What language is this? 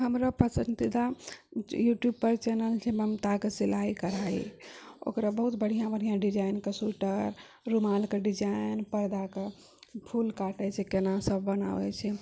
Maithili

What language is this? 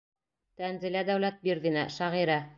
Bashkir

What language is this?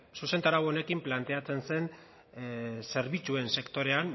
Basque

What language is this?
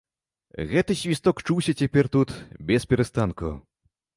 Belarusian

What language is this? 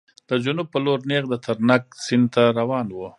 Pashto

